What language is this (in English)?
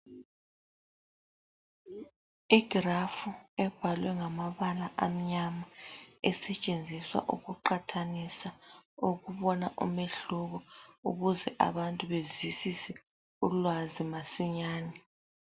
North Ndebele